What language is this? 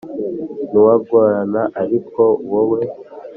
Kinyarwanda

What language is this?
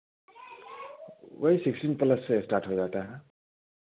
Hindi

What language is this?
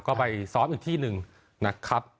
Thai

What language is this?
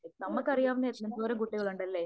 Malayalam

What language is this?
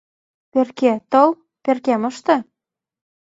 Mari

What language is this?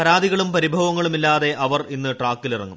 Malayalam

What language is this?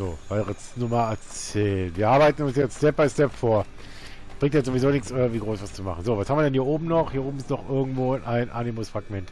German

